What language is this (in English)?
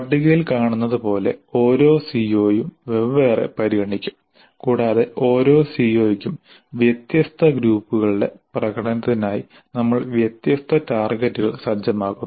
Malayalam